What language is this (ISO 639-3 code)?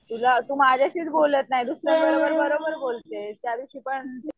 mar